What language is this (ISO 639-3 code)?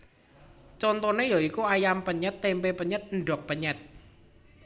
jav